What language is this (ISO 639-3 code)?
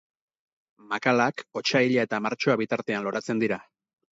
eus